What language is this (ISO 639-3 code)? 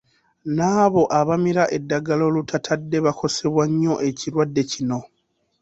lug